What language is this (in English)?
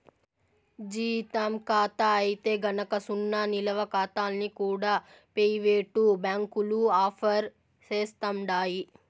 Telugu